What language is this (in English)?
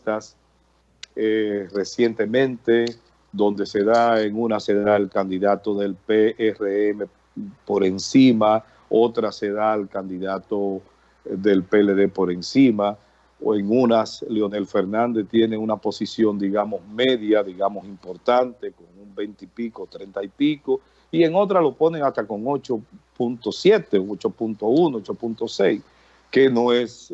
Spanish